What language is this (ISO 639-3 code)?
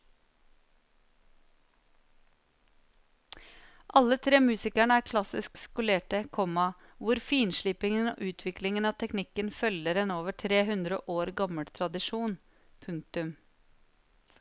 nor